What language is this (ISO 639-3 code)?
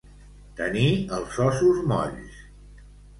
cat